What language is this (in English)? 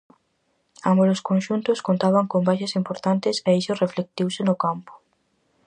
Galician